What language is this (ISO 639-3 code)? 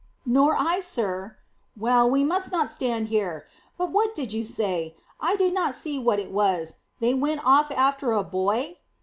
eng